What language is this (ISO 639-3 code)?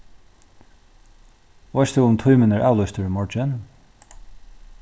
fao